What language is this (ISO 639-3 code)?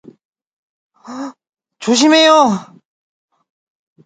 kor